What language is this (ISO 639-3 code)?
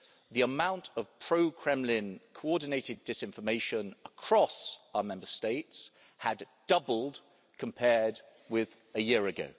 eng